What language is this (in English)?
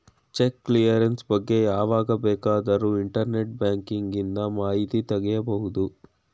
Kannada